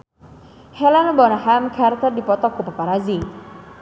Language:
Sundanese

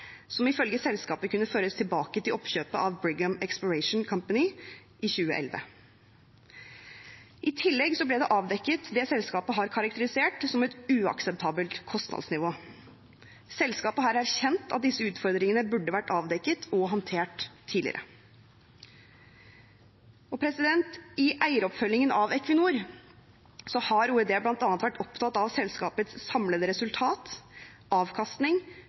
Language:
Norwegian Bokmål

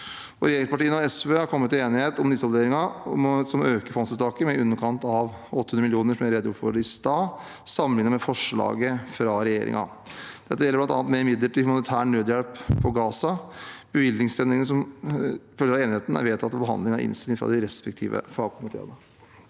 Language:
Norwegian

